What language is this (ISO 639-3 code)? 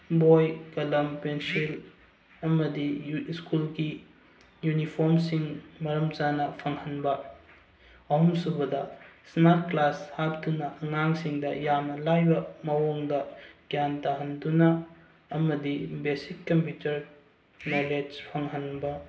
mni